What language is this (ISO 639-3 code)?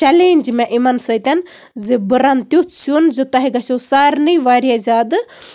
kas